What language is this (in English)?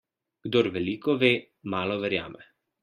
Slovenian